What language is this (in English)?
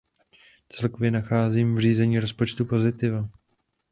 Czech